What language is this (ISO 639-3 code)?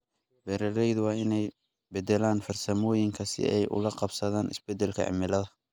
som